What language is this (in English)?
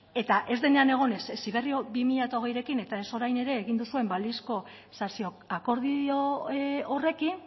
Basque